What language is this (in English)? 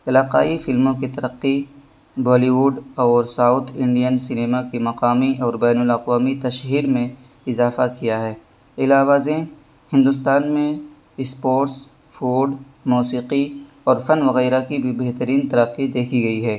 Urdu